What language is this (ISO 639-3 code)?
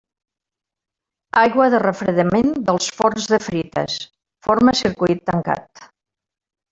cat